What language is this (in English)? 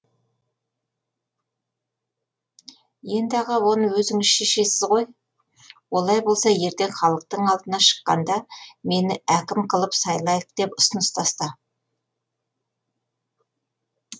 Kazakh